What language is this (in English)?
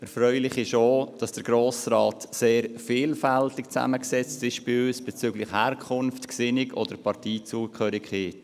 Swiss German